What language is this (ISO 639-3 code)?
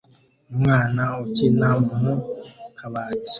kin